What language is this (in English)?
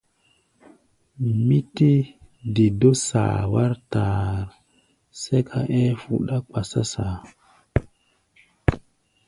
Gbaya